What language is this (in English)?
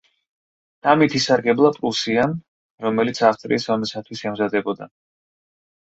Georgian